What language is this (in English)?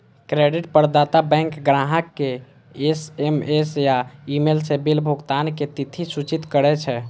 Maithili